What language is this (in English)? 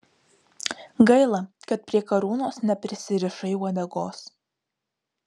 Lithuanian